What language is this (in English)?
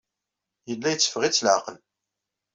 Kabyle